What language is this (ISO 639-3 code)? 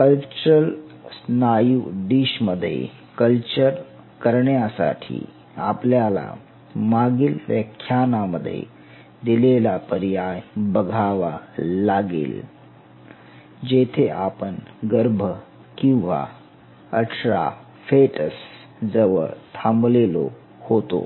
mar